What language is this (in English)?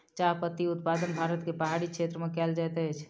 Maithili